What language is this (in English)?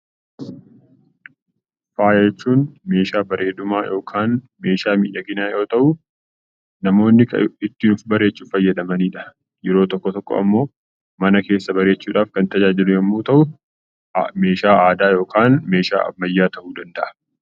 Oromo